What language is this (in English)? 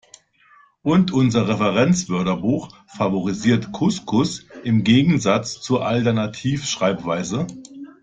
German